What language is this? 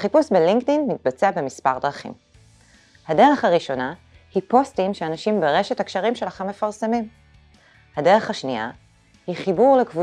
Hebrew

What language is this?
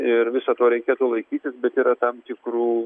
Lithuanian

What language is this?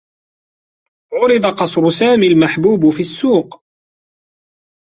Arabic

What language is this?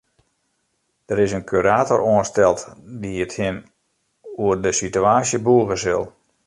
Western Frisian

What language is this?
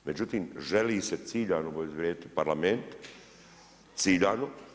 Croatian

